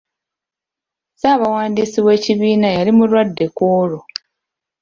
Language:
Ganda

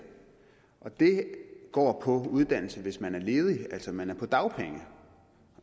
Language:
Danish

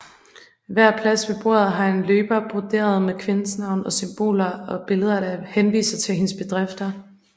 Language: Danish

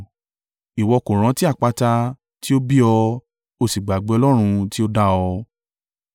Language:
Yoruba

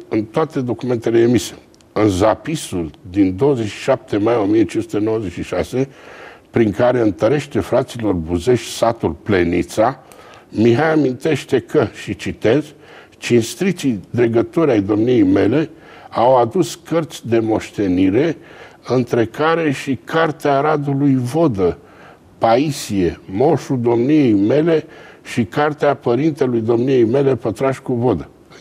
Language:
Romanian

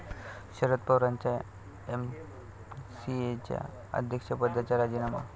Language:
Marathi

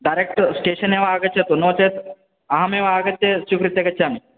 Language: Sanskrit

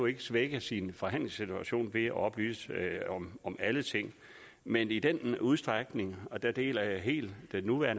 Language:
Danish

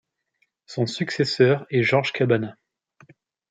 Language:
French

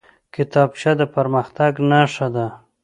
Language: Pashto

